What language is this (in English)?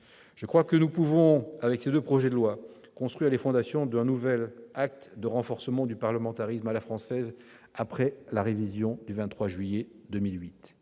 French